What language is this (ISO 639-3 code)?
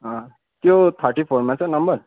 nep